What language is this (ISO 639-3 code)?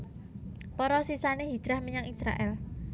jav